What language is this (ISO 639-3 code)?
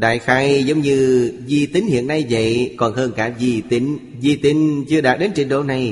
vie